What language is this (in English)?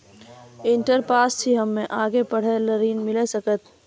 Maithili